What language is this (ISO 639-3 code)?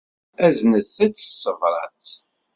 kab